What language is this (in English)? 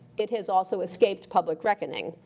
English